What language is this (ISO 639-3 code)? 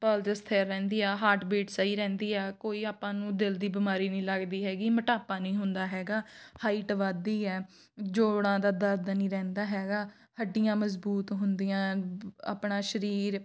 pan